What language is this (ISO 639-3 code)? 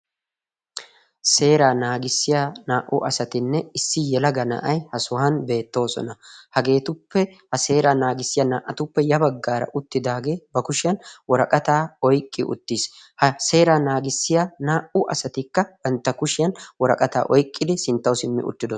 wal